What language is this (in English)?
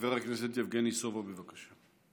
Hebrew